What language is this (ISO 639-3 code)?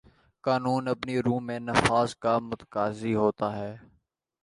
urd